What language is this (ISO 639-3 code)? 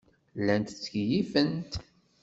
kab